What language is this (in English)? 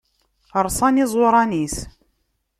Kabyle